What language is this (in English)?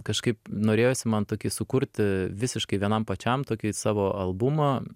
Lithuanian